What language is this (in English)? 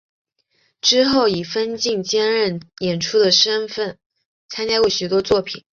Chinese